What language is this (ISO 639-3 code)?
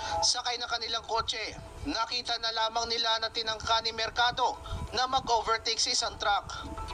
fil